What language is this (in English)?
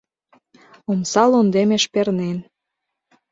Mari